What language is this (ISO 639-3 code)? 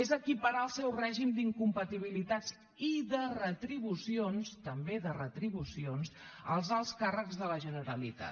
cat